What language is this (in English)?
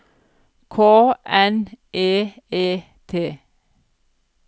Norwegian